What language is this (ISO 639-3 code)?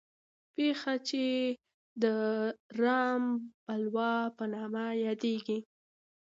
pus